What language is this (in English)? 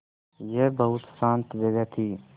Hindi